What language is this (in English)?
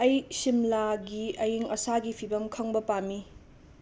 Manipuri